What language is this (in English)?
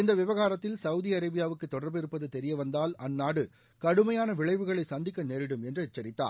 Tamil